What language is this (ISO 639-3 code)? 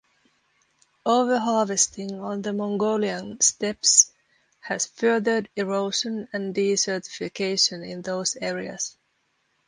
eng